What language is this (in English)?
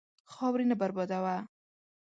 Pashto